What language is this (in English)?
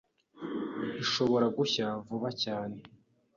Kinyarwanda